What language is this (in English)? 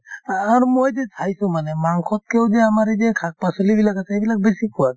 Assamese